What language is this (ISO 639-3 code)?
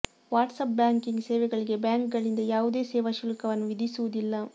kan